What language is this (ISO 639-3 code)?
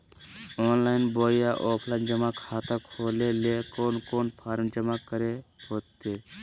mag